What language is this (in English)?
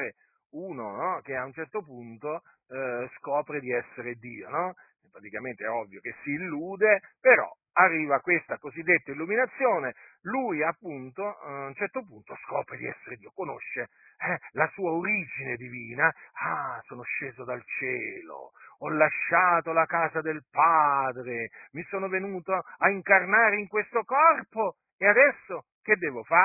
Italian